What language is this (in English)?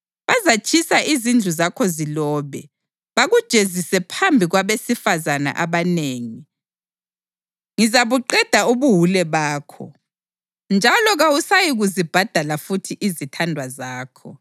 North Ndebele